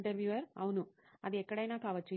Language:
Telugu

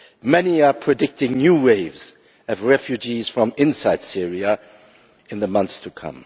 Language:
English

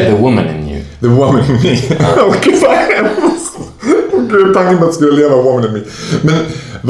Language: Swedish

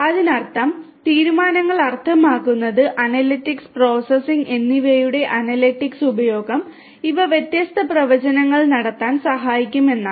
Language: Malayalam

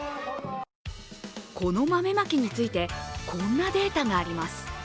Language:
Japanese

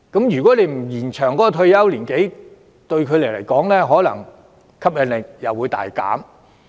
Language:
Cantonese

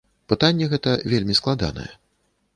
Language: Belarusian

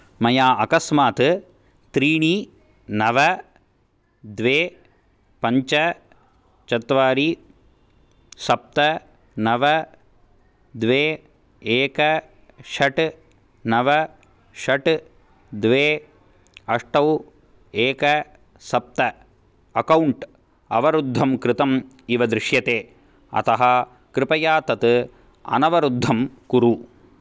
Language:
Sanskrit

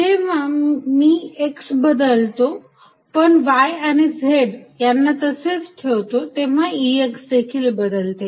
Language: Marathi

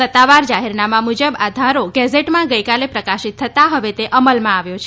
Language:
Gujarati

